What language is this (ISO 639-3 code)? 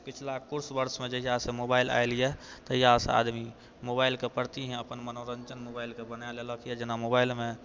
mai